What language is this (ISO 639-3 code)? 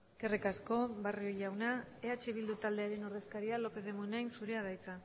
eus